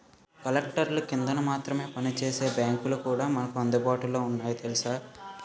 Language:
Telugu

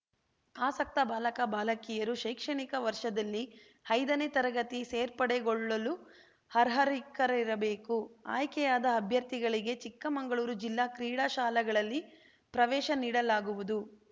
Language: Kannada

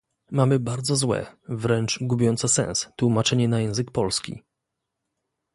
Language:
Polish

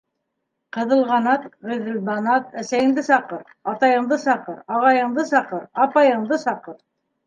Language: Bashkir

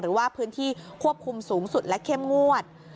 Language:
Thai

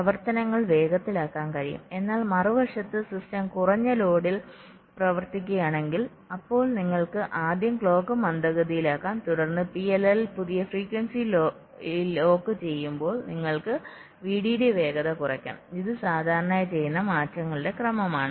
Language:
Malayalam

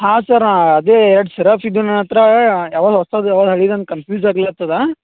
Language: Kannada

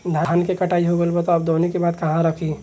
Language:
Bhojpuri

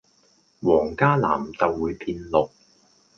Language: Cantonese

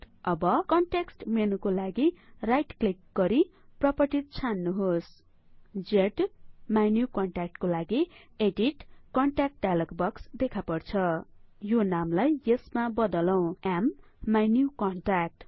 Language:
Nepali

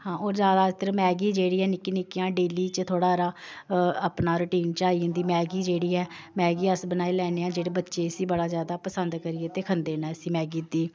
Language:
Dogri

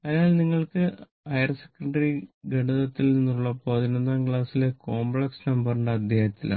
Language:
Malayalam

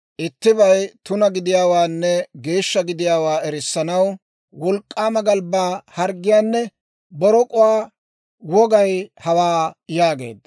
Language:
Dawro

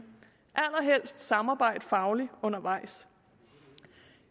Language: Danish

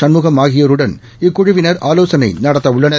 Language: Tamil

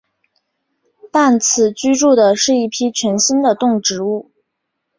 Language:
Chinese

